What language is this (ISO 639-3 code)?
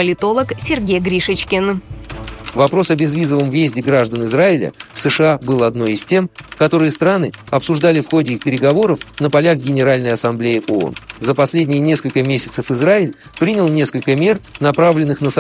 rus